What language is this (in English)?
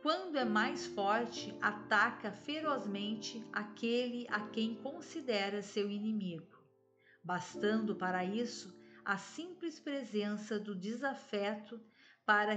Portuguese